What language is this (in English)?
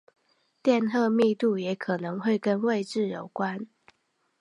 Chinese